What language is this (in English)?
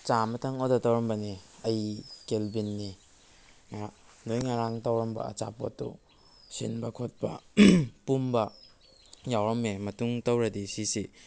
Manipuri